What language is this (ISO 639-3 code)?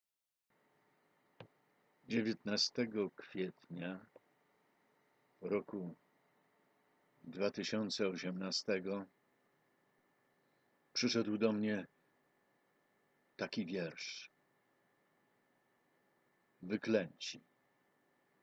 pol